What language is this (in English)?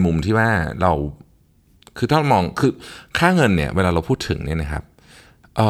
Thai